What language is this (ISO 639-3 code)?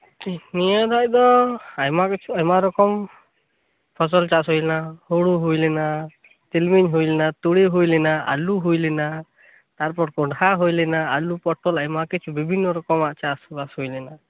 sat